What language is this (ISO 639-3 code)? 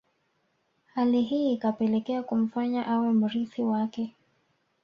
swa